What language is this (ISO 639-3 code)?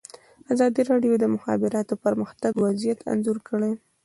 pus